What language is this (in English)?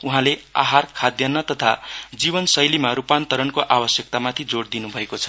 Nepali